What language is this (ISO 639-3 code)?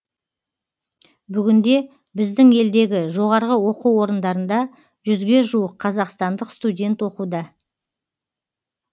kaz